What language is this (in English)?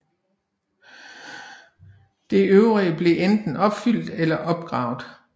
Danish